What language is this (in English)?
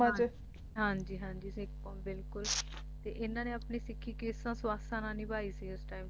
Punjabi